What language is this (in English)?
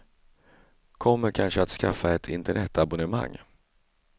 Swedish